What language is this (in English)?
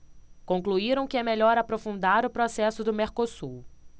Portuguese